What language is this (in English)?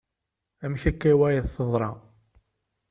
Kabyle